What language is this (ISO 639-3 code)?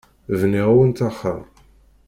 kab